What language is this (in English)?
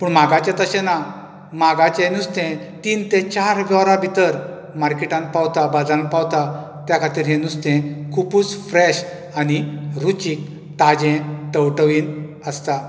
Konkani